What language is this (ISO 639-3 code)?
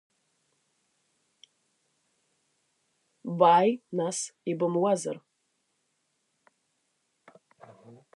abk